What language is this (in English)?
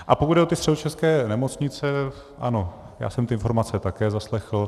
Czech